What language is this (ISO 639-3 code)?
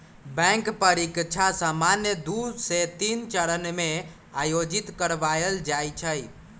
mag